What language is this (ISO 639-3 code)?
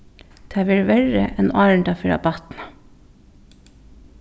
fao